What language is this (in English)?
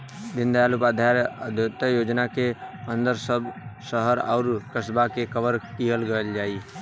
Bhojpuri